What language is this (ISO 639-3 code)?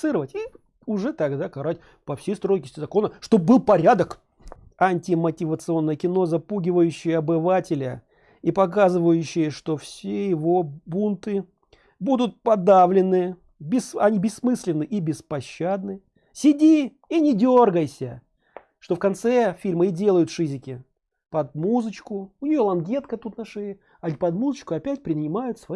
rus